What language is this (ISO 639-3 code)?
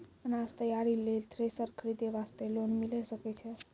mai